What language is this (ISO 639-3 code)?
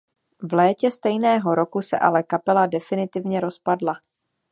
ces